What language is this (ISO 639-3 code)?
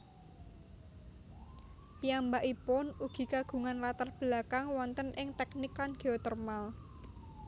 jav